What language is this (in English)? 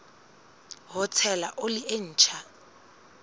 Southern Sotho